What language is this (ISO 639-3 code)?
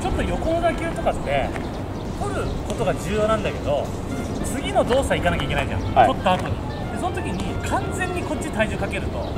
jpn